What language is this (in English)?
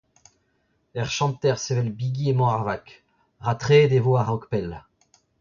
Breton